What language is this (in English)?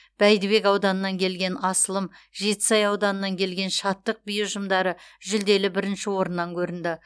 Kazakh